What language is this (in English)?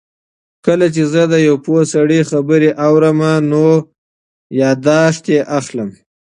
Pashto